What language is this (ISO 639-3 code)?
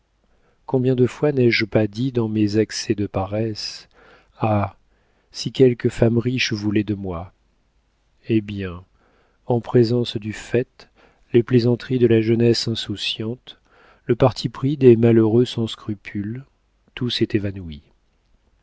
fra